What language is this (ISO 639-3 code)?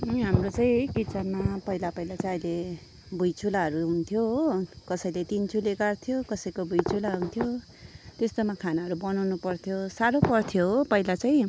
nep